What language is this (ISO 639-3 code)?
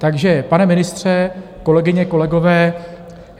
ces